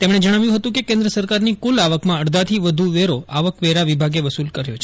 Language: Gujarati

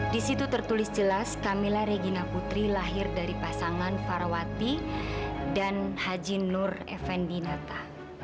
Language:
Indonesian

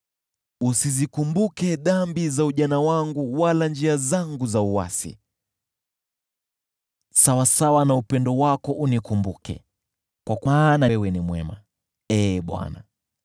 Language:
Swahili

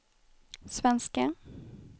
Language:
Swedish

